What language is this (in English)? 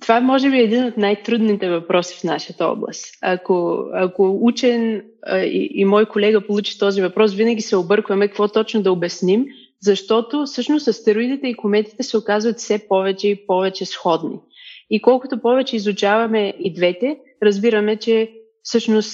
Bulgarian